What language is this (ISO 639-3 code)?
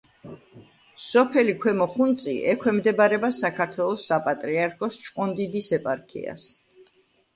kat